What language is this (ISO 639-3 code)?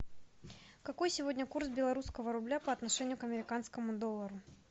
rus